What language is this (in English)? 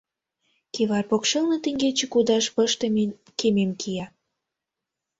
Mari